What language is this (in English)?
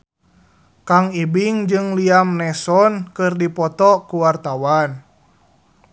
Sundanese